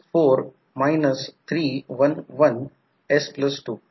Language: Marathi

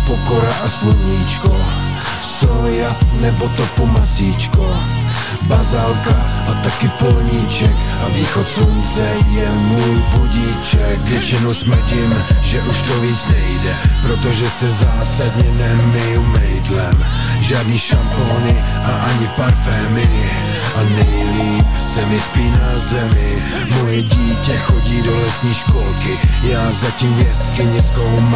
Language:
Czech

